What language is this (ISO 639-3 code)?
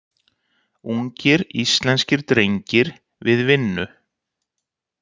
isl